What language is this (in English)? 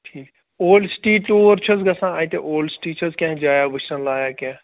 Kashmiri